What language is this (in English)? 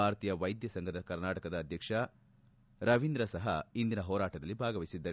Kannada